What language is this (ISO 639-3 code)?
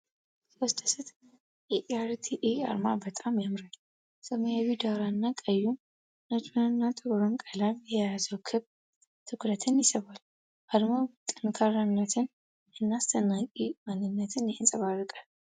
amh